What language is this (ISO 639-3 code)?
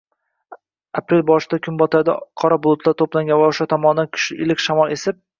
uzb